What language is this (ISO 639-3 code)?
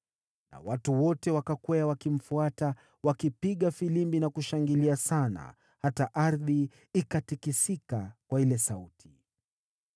swa